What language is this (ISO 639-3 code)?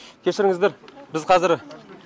kaz